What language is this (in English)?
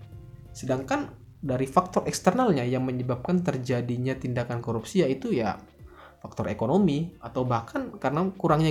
Indonesian